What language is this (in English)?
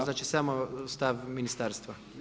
Croatian